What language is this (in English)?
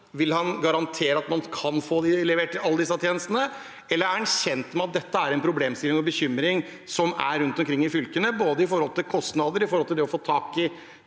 Norwegian